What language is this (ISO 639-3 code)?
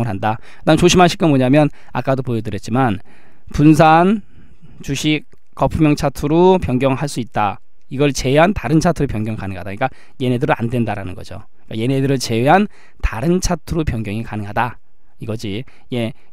kor